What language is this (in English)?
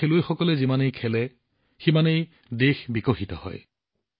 Assamese